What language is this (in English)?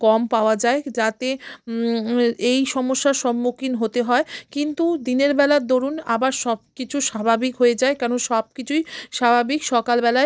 Bangla